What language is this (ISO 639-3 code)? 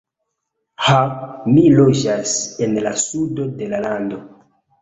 epo